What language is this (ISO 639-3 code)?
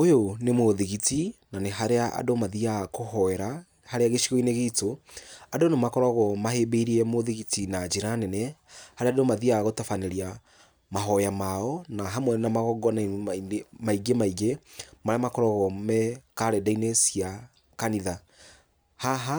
kik